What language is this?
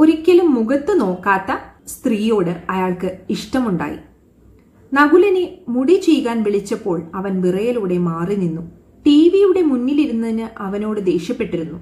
Malayalam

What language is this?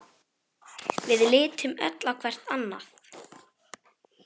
Icelandic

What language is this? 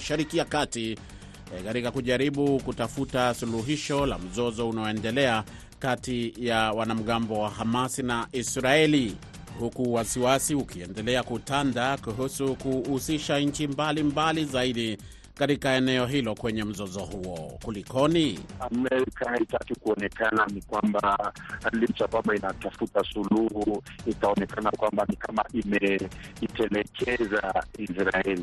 Swahili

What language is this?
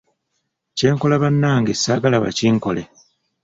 Ganda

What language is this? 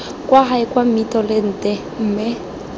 Tswana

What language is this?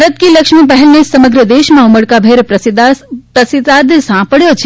Gujarati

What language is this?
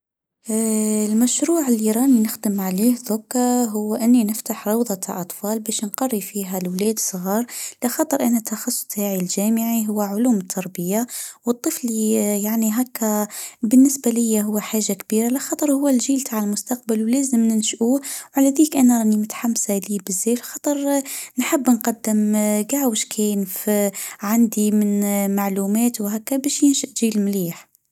Tunisian Arabic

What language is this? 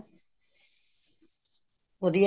Punjabi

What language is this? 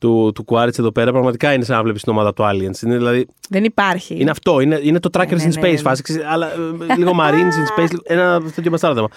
Greek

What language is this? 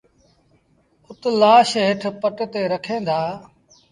Sindhi Bhil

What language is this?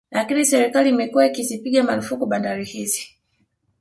Swahili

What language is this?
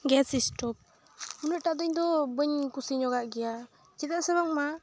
Santali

